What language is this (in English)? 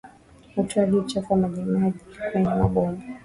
Swahili